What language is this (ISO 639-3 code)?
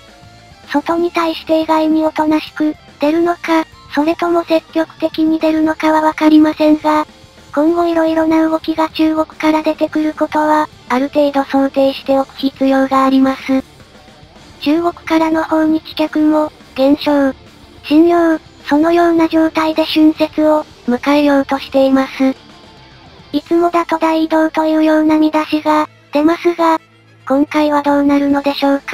jpn